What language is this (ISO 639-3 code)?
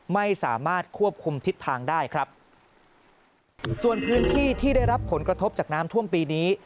tha